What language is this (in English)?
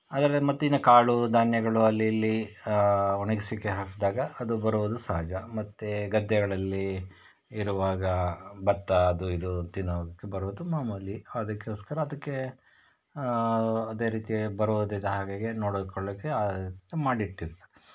Kannada